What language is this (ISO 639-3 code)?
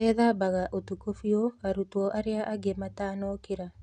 kik